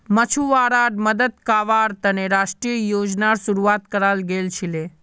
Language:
Magahi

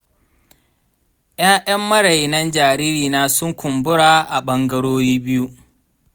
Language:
Hausa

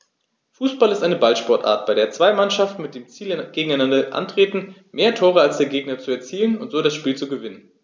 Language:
German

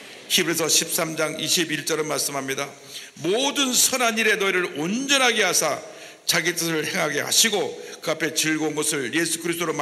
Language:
Korean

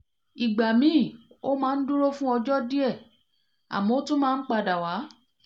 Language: Yoruba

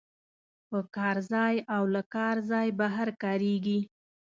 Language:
Pashto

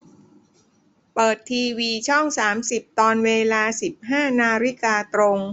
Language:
Thai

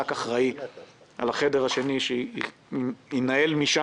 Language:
Hebrew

